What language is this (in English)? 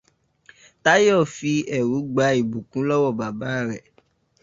Yoruba